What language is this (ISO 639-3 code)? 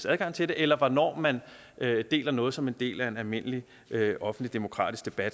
dan